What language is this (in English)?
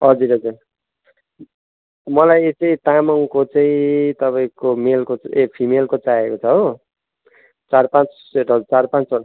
Nepali